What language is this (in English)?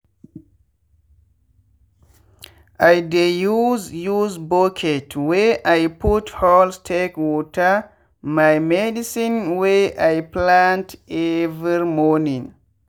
Nigerian Pidgin